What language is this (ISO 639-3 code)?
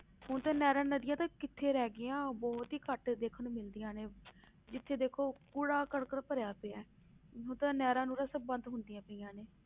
pan